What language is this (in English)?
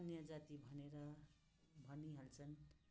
Nepali